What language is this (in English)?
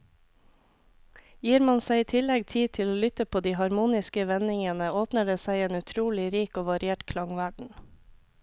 Norwegian